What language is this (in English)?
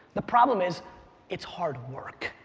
English